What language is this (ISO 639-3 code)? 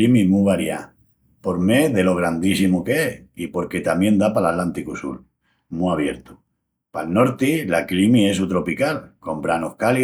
ext